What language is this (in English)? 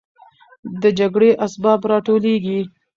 Pashto